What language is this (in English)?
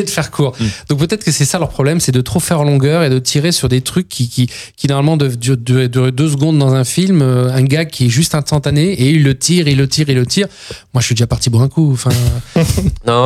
French